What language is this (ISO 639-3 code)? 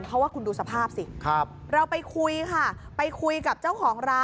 tha